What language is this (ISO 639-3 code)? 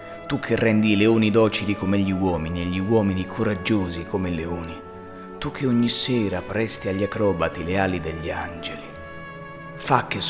ita